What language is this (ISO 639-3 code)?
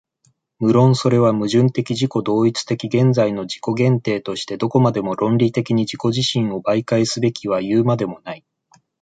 jpn